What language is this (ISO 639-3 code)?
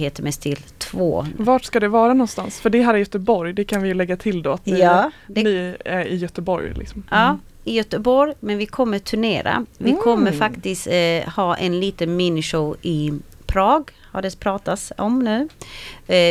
swe